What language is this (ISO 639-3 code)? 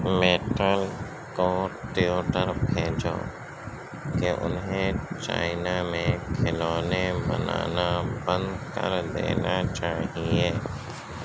urd